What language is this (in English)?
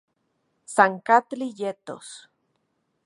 Central Puebla Nahuatl